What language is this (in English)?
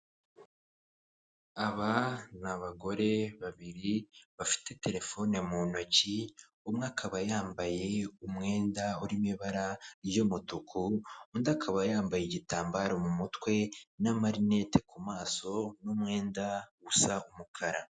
Kinyarwanda